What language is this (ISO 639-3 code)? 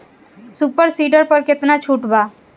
bho